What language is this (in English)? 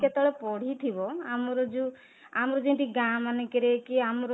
Odia